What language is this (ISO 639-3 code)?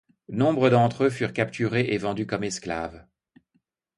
fra